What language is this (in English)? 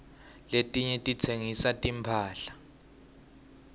Swati